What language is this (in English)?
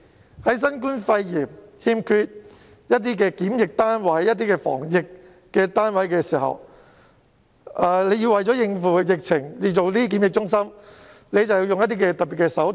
Cantonese